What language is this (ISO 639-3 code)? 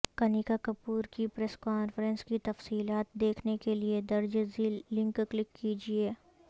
urd